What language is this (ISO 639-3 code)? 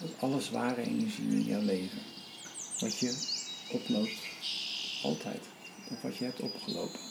nld